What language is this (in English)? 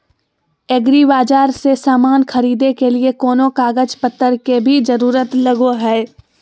Magahi